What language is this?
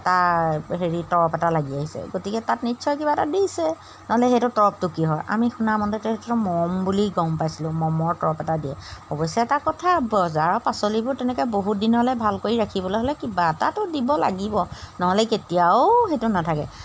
Assamese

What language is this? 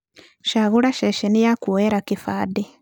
Kikuyu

